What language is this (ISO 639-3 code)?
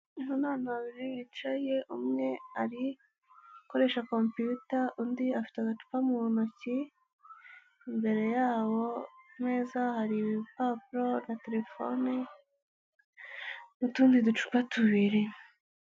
kin